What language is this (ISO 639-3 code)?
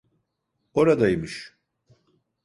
tur